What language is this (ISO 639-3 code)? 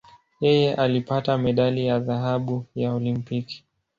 swa